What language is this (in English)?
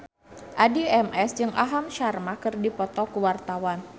Sundanese